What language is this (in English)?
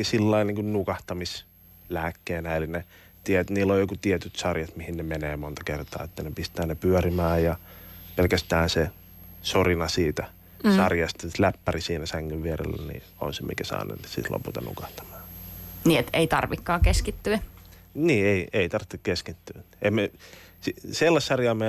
Finnish